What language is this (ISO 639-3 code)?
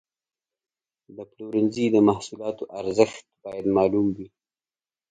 pus